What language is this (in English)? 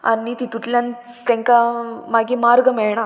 Konkani